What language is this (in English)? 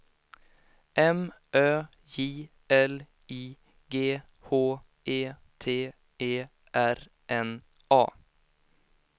Swedish